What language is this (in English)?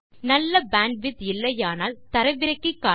Tamil